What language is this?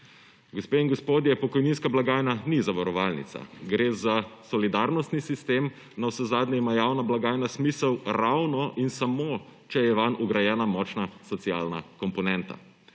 Slovenian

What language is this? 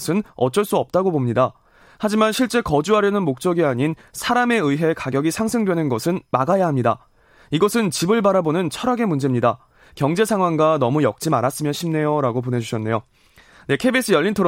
Korean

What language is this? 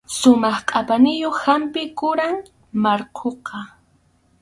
Arequipa-La Unión Quechua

